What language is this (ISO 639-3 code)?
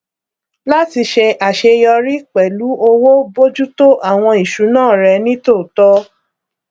yor